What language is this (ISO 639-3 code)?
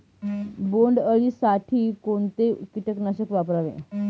mar